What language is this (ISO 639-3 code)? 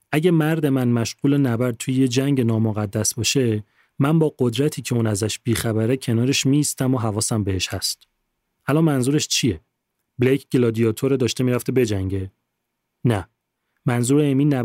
fas